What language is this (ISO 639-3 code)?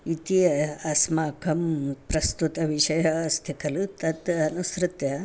san